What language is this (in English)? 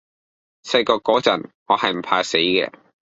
Cantonese